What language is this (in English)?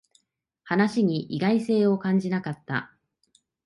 Japanese